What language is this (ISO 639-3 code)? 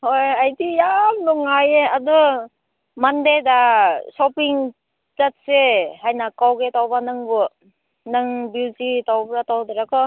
mni